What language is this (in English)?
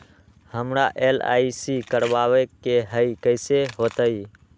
Magahi